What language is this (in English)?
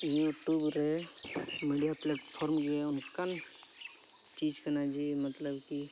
Santali